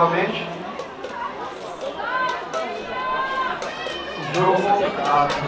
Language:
Portuguese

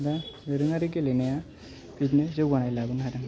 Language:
Bodo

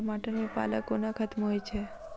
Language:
Maithili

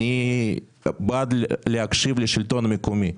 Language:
Hebrew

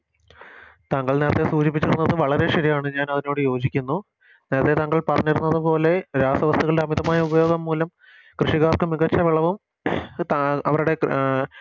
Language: Malayalam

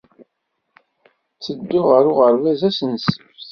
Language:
Kabyle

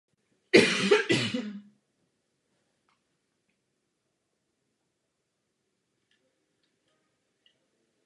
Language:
Czech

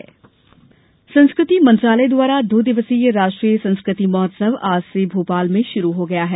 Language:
Hindi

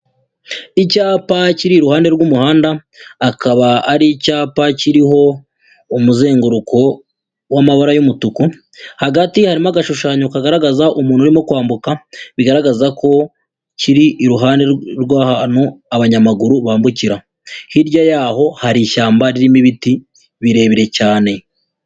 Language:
Kinyarwanda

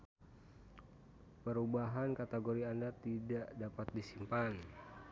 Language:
Sundanese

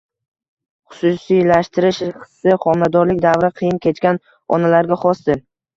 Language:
Uzbek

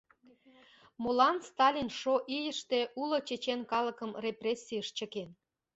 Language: Mari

